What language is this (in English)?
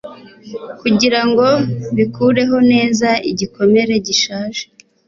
Kinyarwanda